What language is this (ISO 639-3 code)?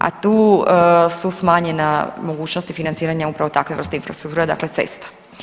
hrv